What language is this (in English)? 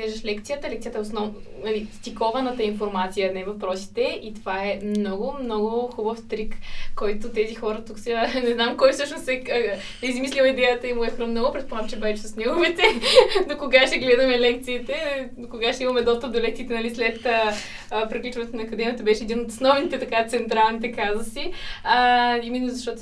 Bulgarian